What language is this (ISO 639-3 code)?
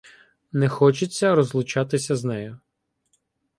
ukr